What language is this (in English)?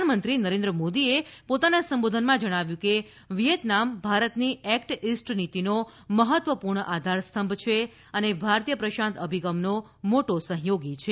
Gujarati